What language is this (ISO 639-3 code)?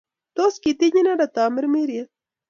kln